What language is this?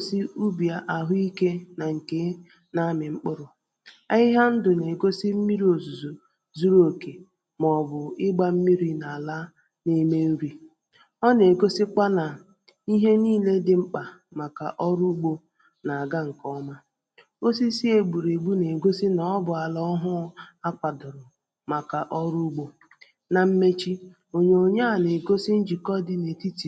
Igbo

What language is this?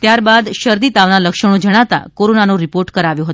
Gujarati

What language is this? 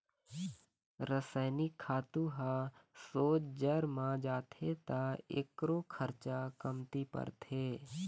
Chhattisgarhi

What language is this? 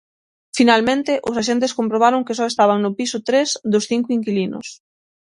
Galician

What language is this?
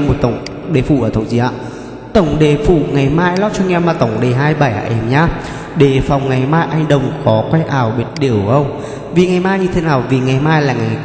Vietnamese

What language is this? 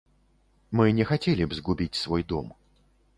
Belarusian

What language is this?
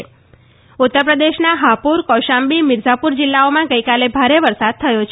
Gujarati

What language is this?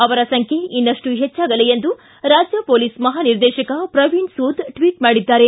Kannada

